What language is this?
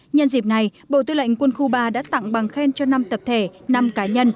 Vietnamese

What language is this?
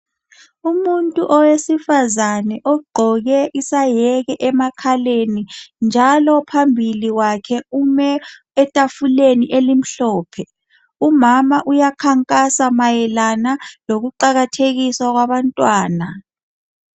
North Ndebele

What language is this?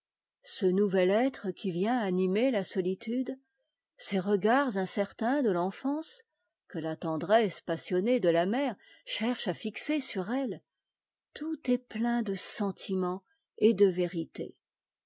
French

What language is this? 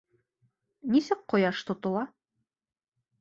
Bashkir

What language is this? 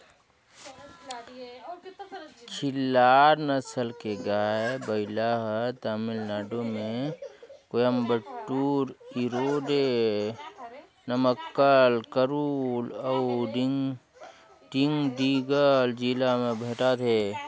Chhattisgarhi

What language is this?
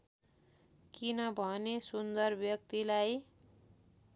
Nepali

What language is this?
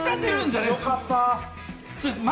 Japanese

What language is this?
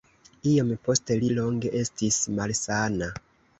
Esperanto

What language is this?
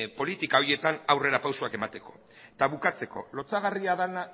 Basque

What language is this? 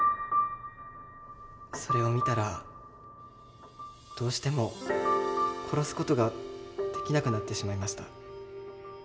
Japanese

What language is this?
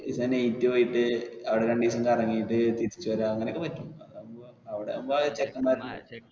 Malayalam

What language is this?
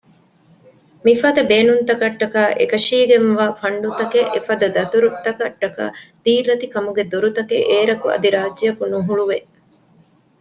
Divehi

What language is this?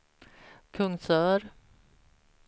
Swedish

